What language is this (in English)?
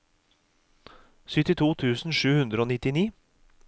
Norwegian